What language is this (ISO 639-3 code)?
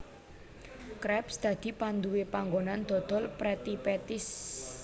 jav